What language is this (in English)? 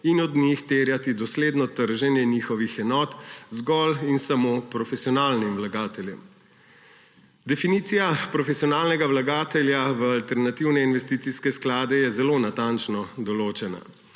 Slovenian